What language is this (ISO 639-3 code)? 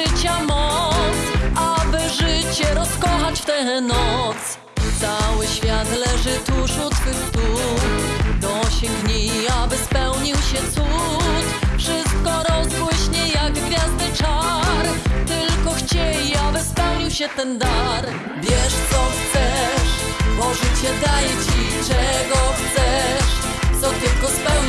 pol